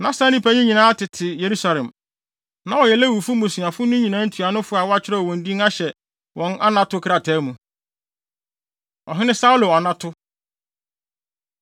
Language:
Akan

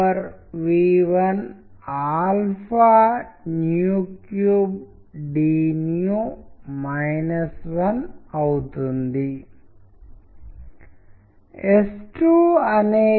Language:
Telugu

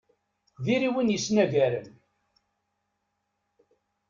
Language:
Kabyle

